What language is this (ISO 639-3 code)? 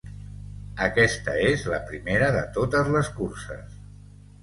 cat